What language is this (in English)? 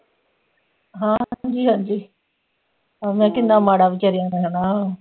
Punjabi